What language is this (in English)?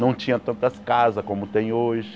Portuguese